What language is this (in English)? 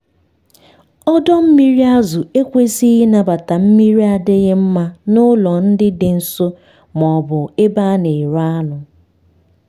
Igbo